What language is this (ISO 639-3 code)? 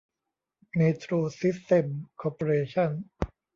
tha